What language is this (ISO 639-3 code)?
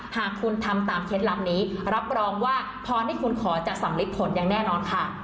tha